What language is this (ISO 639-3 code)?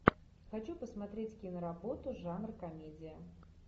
rus